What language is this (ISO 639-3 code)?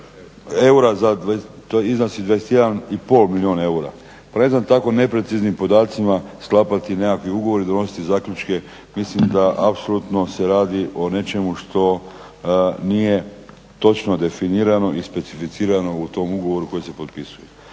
hrv